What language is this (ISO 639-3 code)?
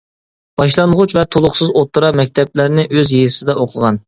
uig